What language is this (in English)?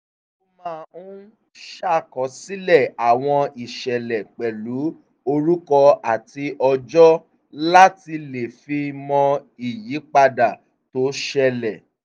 Yoruba